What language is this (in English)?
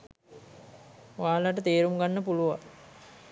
Sinhala